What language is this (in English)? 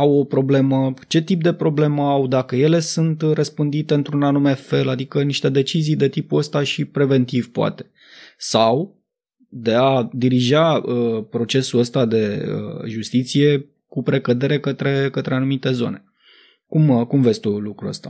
Romanian